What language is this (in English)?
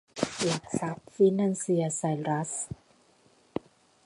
Thai